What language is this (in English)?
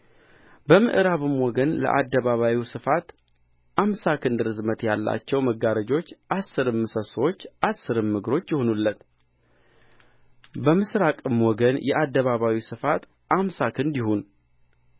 Amharic